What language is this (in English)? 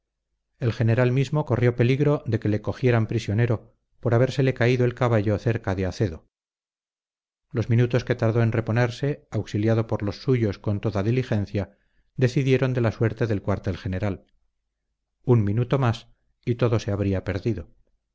Spanish